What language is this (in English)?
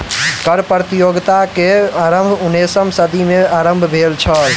Maithili